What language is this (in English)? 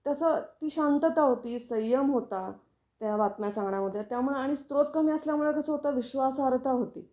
Marathi